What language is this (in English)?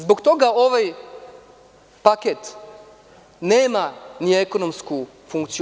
Serbian